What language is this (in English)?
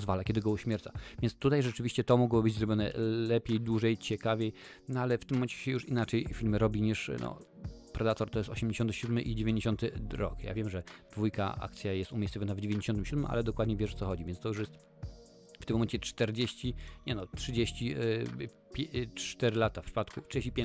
Polish